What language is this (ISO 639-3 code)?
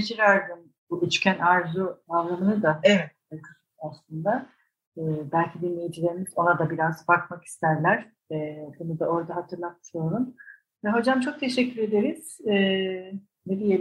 tur